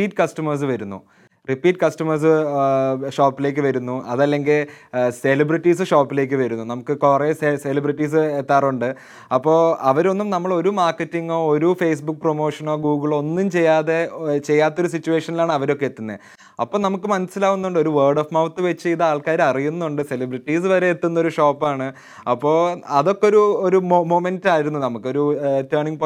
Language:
Malayalam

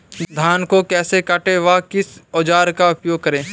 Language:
Hindi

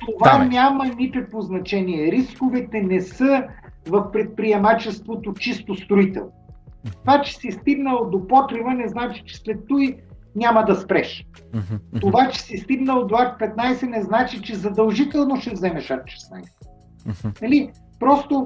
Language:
Bulgarian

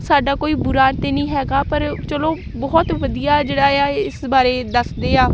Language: Punjabi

